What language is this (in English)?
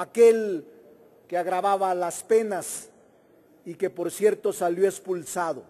Spanish